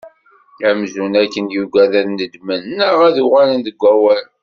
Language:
Kabyle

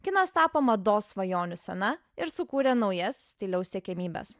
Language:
Lithuanian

